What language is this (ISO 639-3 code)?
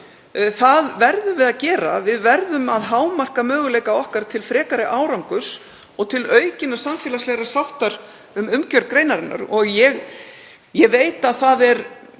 isl